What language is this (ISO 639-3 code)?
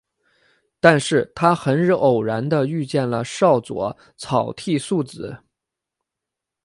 zho